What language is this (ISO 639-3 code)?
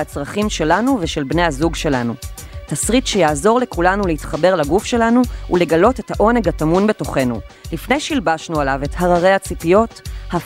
heb